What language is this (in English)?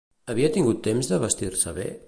Catalan